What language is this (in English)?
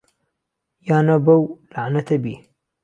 Central Kurdish